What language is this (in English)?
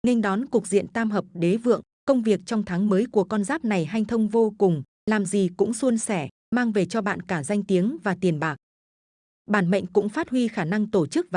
Vietnamese